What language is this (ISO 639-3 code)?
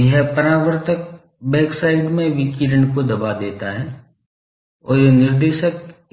hin